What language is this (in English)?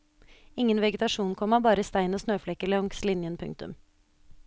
Norwegian